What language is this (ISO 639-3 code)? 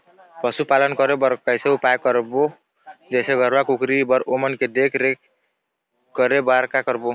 hne